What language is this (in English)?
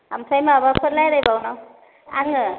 Bodo